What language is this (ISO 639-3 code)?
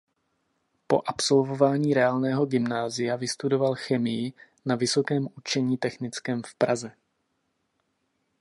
ces